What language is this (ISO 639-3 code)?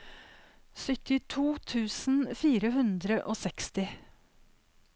nor